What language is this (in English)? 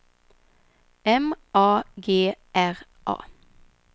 Swedish